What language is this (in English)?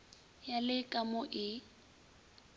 Northern Sotho